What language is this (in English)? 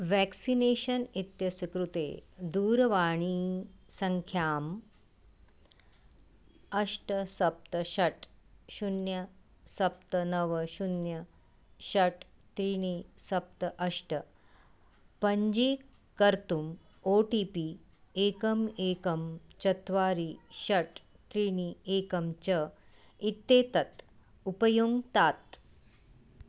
Sanskrit